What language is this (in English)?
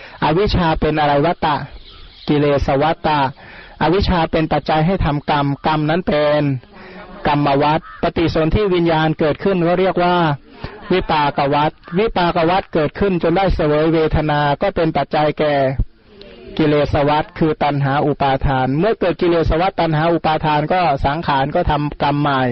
Thai